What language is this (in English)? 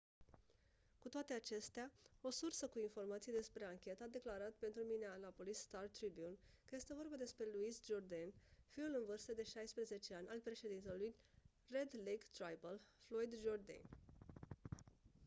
Romanian